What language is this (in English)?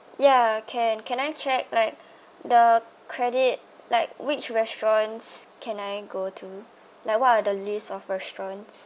English